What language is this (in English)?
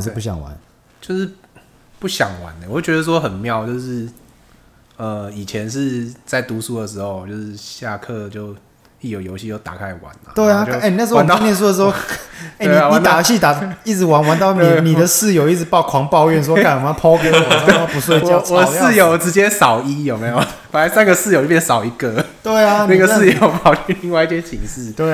Chinese